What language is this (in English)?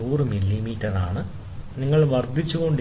Malayalam